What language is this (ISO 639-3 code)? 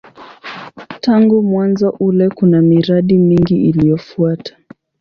swa